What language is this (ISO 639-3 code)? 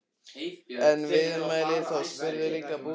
isl